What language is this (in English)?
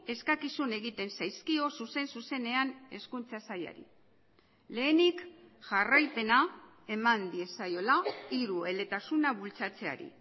Basque